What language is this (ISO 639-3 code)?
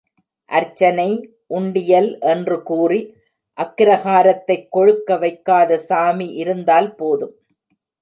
tam